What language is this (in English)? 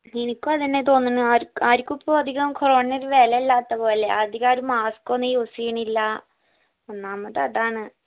Malayalam